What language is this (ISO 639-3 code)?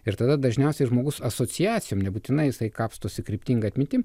lit